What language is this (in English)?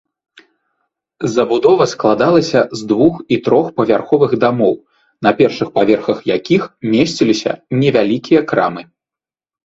Belarusian